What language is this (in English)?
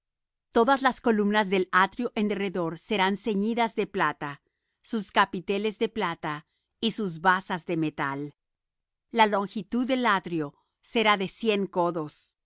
Spanish